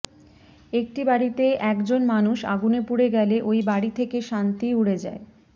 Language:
Bangla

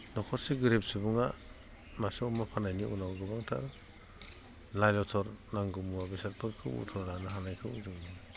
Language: Bodo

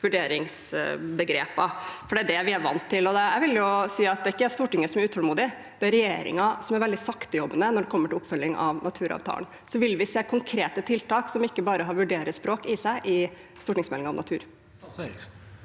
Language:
Norwegian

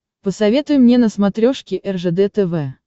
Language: Russian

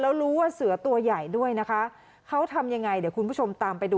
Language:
Thai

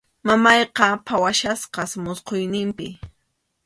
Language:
Arequipa-La Unión Quechua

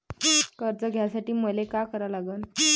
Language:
Marathi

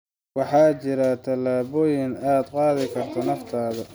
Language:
Somali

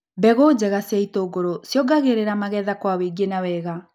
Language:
Kikuyu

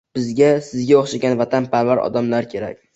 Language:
Uzbek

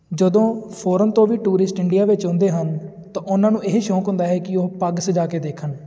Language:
Punjabi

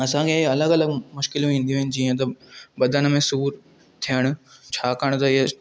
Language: Sindhi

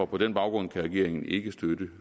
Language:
Danish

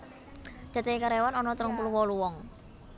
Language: Javanese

